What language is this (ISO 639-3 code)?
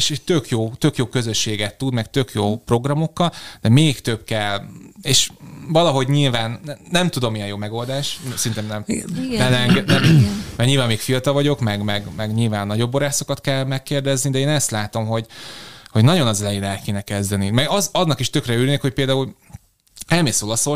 hun